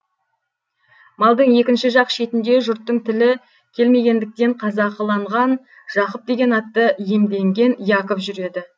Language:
Kazakh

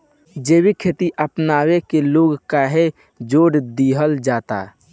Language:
Bhojpuri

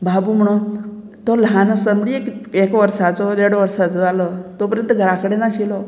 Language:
Konkani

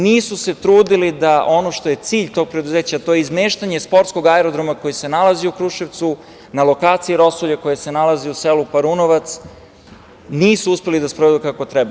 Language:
Serbian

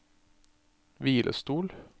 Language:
Norwegian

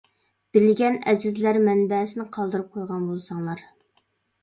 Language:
Uyghur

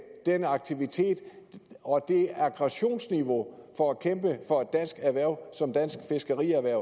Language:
Danish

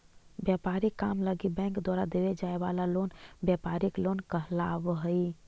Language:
Magahi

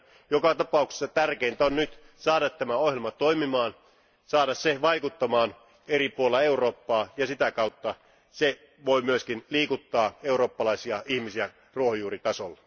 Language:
Finnish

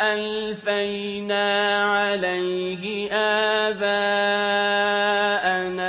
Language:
Arabic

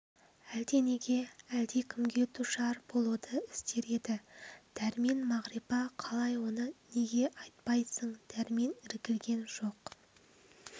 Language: Kazakh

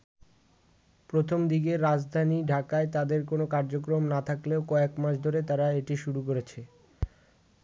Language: Bangla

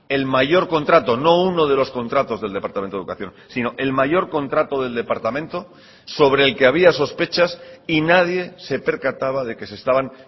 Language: Spanish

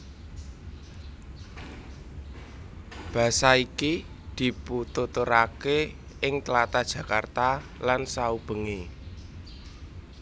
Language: Javanese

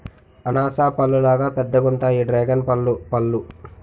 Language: Telugu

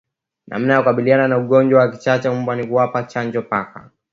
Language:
Swahili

